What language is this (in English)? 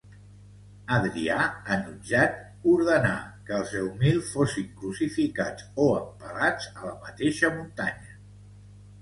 Catalan